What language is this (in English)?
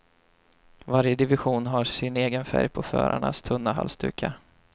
Swedish